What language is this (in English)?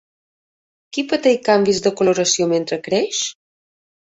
Catalan